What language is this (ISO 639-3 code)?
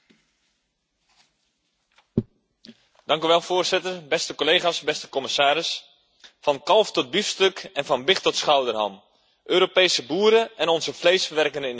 nld